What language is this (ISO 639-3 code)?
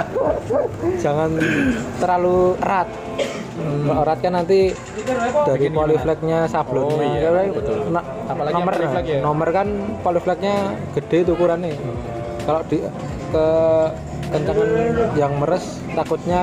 ind